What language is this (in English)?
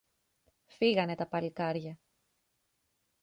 Greek